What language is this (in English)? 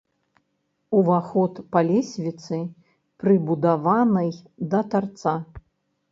Belarusian